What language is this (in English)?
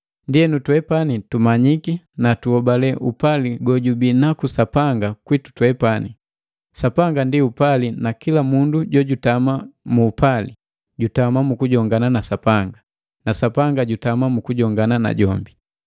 Matengo